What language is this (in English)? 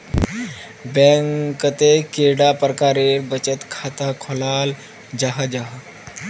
Magahi